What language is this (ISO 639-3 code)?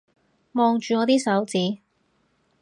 yue